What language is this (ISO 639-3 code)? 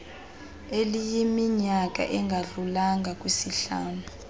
xho